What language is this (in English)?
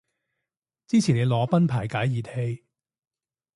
Cantonese